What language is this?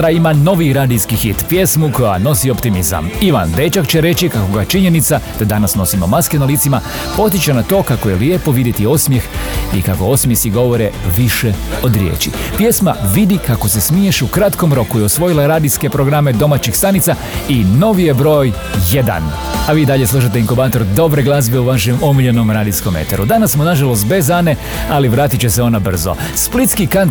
Croatian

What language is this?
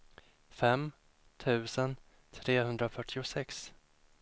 Swedish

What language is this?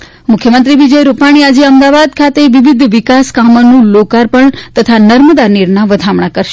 Gujarati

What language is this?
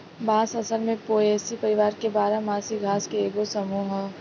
Bhojpuri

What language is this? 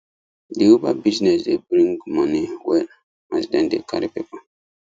Nigerian Pidgin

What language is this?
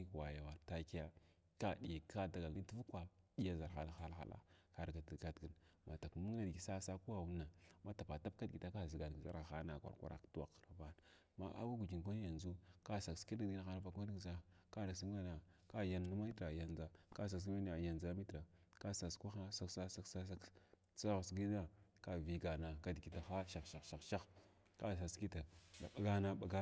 Glavda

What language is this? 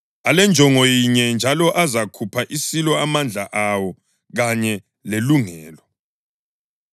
North Ndebele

